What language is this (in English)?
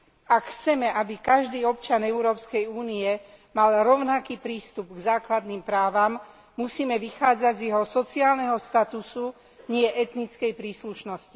Slovak